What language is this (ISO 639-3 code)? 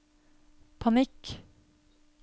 nor